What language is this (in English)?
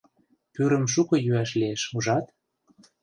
Mari